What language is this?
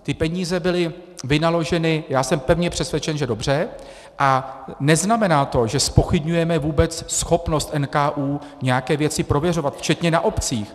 Czech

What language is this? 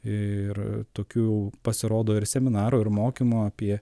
Lithuanian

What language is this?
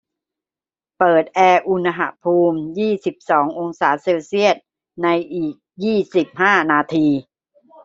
Thai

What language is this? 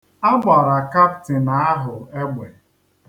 Igbo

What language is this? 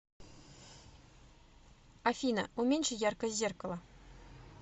Russian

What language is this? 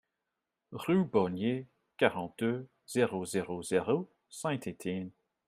French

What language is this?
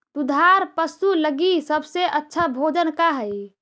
Magahi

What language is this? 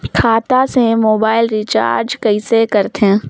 Chhattisgarhi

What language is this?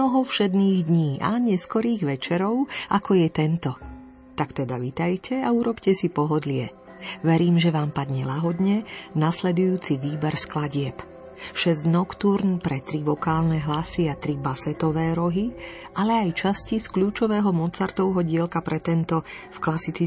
Slovak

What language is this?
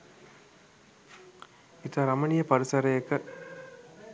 Sinhala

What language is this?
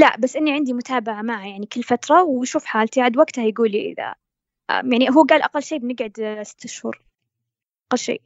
Arabic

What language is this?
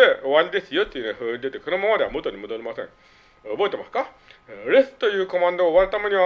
Japanese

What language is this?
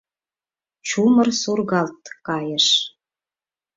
Mari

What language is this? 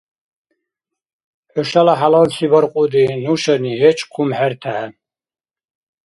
Dargwa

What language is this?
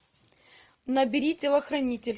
Russian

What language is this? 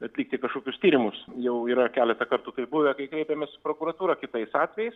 Lithuanian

